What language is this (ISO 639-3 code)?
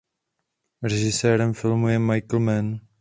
ces